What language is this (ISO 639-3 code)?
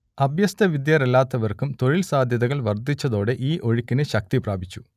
mal